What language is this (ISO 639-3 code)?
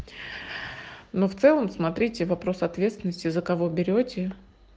rus